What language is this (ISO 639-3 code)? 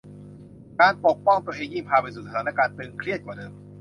tha